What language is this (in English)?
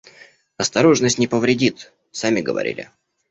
Russian